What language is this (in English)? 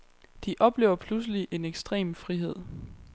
Danish